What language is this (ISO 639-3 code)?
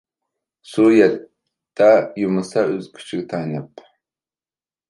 uig